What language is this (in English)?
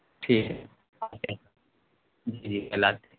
Urdu